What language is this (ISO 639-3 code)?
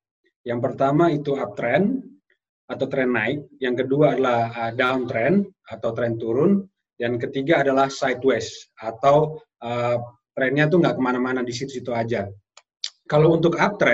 ind